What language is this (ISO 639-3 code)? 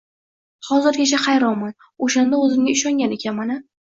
uzb